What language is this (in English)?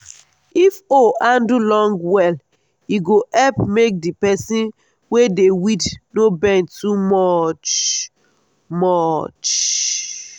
Nigerian Pidgin